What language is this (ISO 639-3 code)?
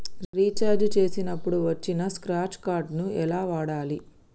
tel